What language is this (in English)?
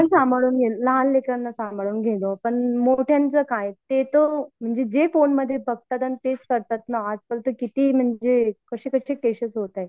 Marathi